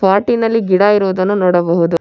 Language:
Kannada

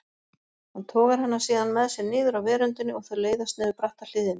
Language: Icelandic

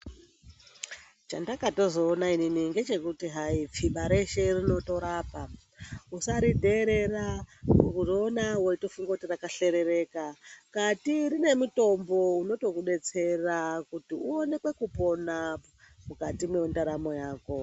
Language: Ndau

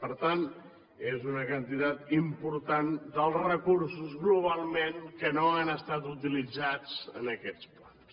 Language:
Catalan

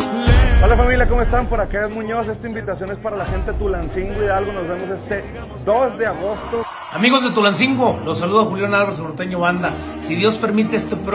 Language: Spanish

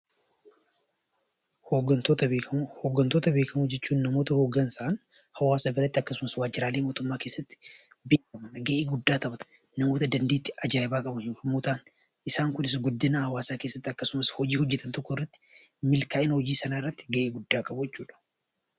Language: Oromo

